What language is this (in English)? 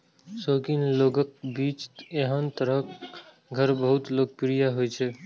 Maithili